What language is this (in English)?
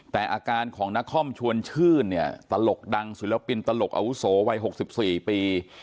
Thai